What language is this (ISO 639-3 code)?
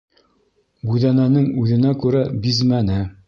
bak